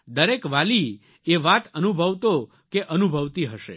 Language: Gujarati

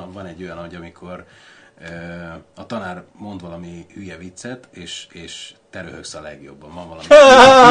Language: Hungarian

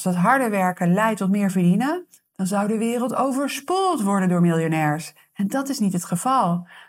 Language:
Dutch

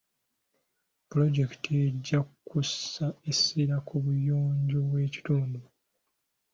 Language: Ganda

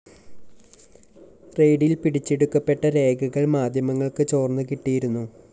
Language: Malayalam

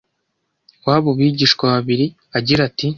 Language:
Kinyarwanda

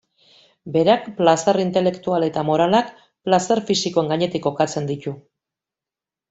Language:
Basque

